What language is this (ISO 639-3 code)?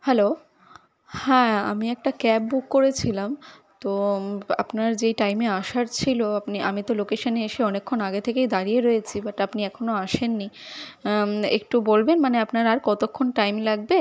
ben